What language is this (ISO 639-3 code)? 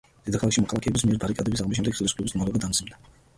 kat